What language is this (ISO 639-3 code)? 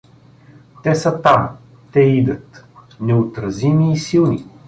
bul